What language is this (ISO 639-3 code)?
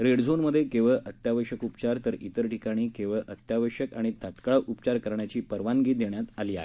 mar